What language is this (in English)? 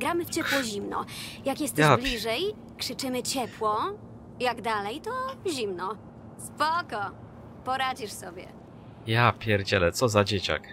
Polish